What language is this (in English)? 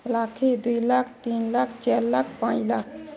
Odia